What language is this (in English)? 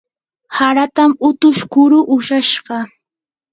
Yanahuanca Pasco Quechua